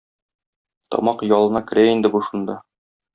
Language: Tatar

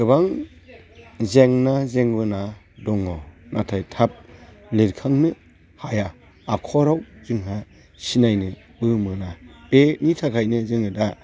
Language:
Bodo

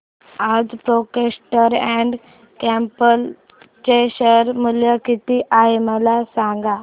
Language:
Marathi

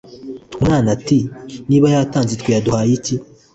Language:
Kinyarwanda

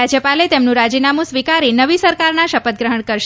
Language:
Gujarati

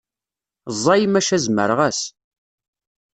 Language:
Kabyle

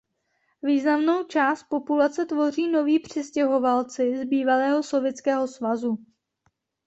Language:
Czech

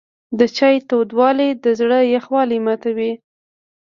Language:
Pashto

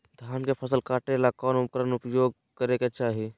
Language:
Magahi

